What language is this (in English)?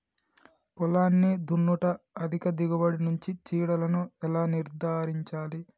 Telugu